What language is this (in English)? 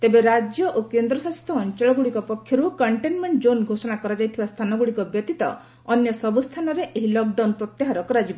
Odia